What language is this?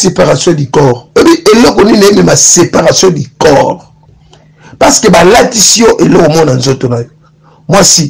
French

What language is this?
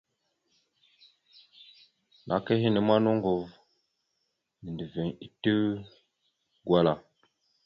Mada (Cameroon)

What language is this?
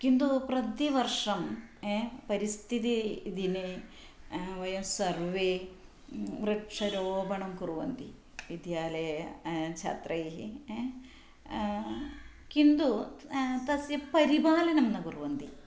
Sanskrit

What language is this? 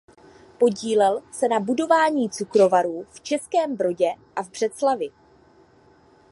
Czech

